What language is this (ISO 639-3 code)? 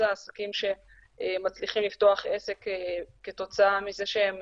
heb